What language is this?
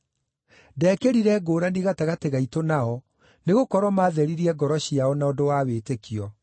Kikuyu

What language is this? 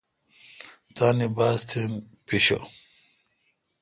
Kalkoti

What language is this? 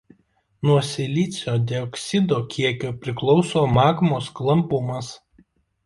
Lithuanian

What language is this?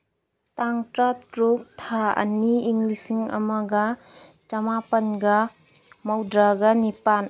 Manipuri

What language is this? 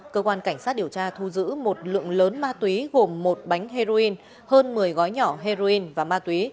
Vietnamese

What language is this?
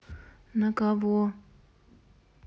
Russian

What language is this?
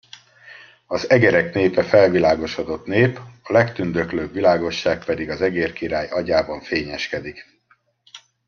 Hungarian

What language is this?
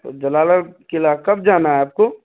Urdu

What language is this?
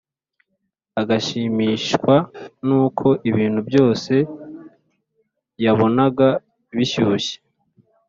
Kinyarwanda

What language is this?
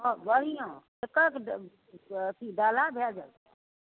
Maithili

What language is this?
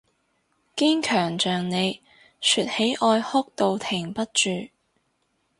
Cantonese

